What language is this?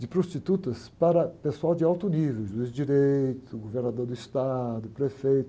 Portuguese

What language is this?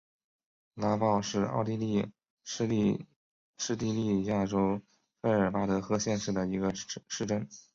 Chinese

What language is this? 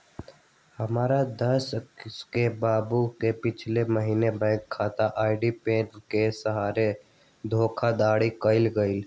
Magahi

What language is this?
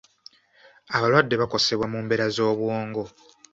Ganda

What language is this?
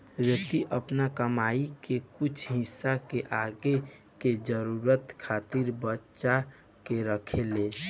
Bhojpuri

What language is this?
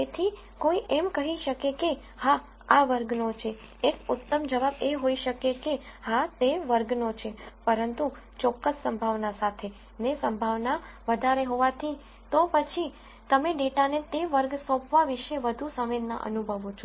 Gujarati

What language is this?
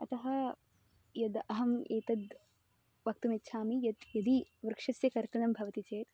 Sanskrit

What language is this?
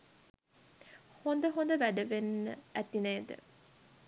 Sinhala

